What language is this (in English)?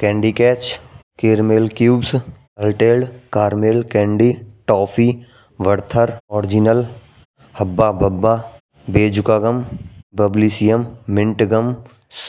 Braj